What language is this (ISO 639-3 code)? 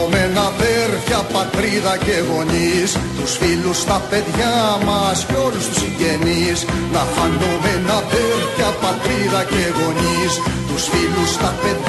ell